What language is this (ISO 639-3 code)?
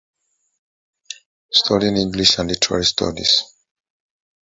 eng